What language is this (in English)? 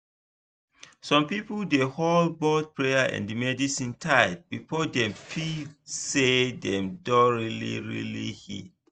Nigerian Pidgin